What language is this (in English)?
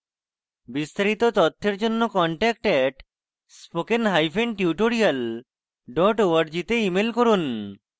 Bangla